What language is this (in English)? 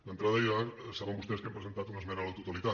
Catalan